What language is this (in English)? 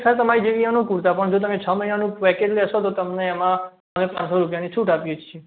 Gujarati